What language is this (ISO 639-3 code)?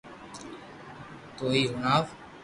lrk